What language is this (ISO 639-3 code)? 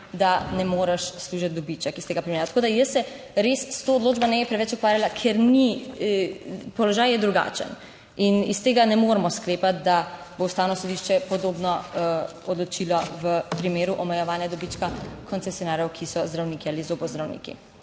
slv